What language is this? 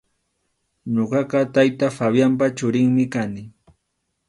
Arequipa-La Unión Quechua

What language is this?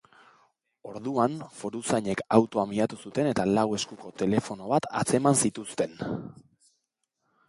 Basque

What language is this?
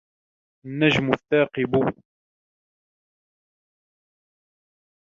Arabic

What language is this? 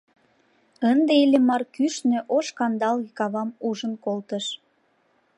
Mari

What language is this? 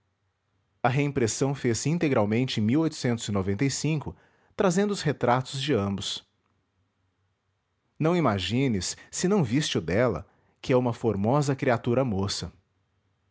Portuguese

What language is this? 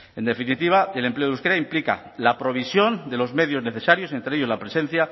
Spanish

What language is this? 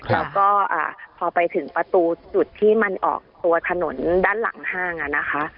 Thai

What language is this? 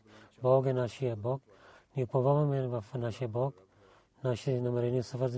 Bulgarian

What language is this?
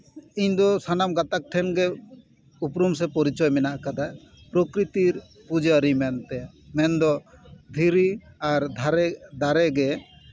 Santali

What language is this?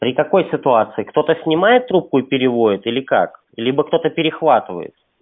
Russian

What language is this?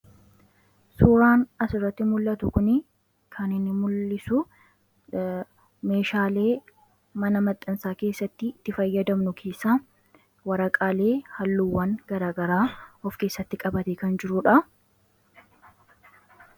Oromo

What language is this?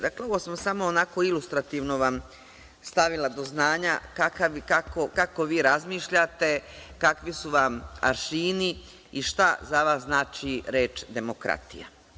Serbian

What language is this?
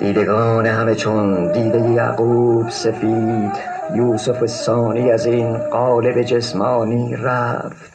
Persian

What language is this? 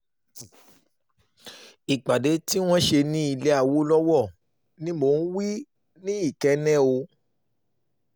Yoruba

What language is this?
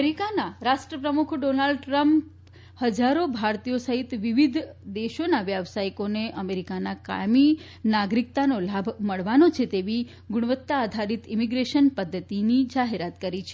Gujarati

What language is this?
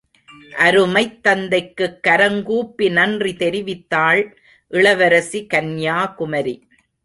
Tamil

